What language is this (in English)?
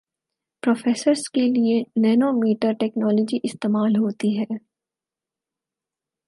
Urdu